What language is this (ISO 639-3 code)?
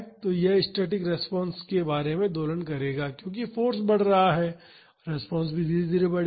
hin